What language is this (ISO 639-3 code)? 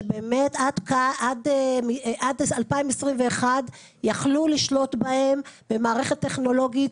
heb